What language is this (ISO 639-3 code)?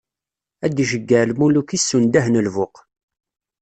kab